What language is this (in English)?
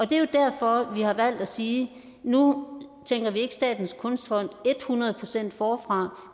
Danish